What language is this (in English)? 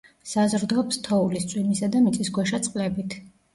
Georgian